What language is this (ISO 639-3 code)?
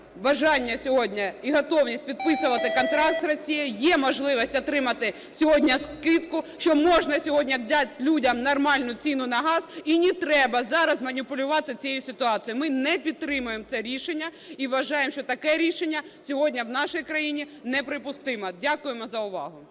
ukr